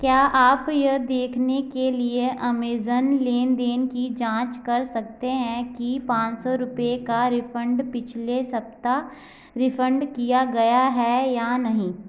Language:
Hindi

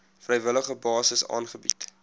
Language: Afrikaans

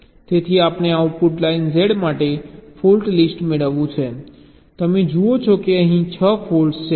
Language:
Gujarati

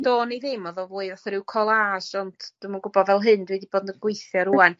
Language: Welsh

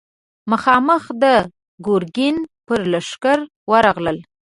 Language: Pashto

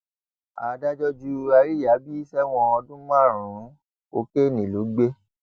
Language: Yoruba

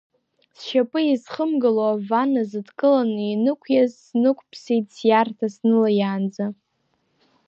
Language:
Abkhazian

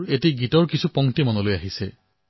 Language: Assamese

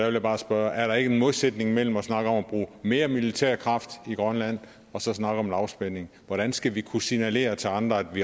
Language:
Danish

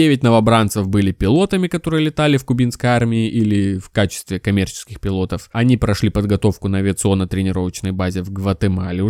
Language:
Russian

